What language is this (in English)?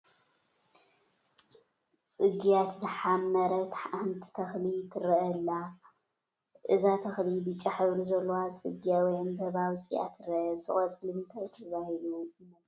Tigrinya